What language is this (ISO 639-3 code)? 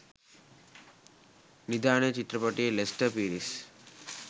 sin